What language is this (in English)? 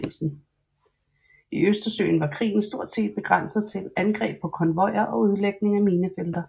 Danish